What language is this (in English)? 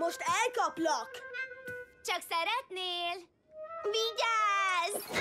Hungarian